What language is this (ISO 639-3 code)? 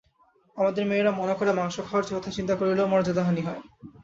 ben